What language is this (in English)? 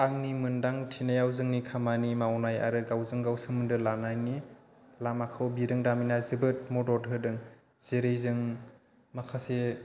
Bodo